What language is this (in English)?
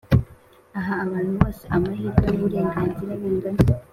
Kinyarwanda